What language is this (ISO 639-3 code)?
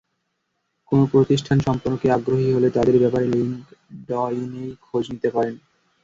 ben